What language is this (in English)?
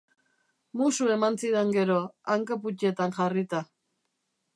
Basque